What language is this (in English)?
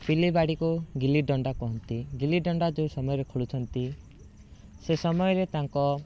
Odia